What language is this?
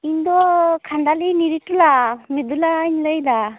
Santali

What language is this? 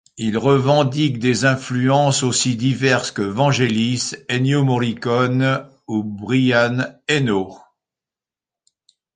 French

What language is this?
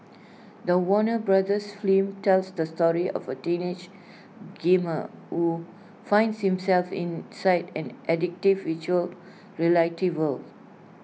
English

